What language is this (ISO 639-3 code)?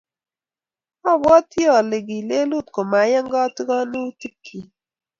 kln